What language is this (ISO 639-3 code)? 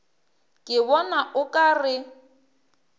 nso